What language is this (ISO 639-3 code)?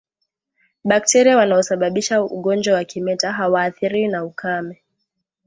swa